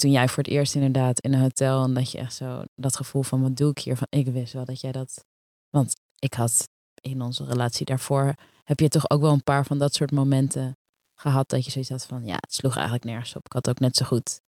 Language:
Dutch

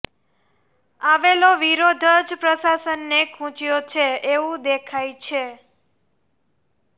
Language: Gujarati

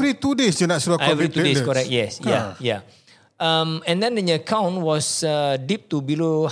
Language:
Malay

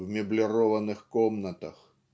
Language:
Russian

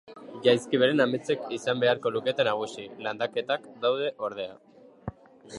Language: Basque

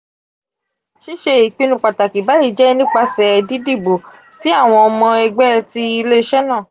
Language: Yoruba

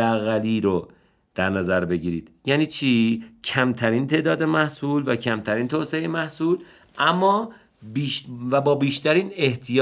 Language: Persian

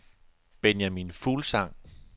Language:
Danish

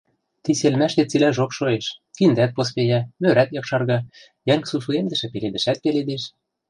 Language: Western Mari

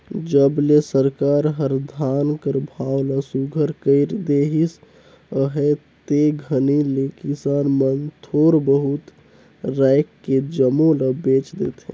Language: Chhattisgarhi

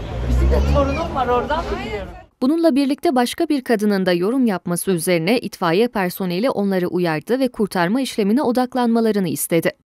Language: Turkish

